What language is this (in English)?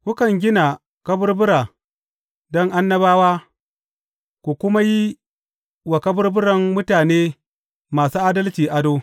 Hausa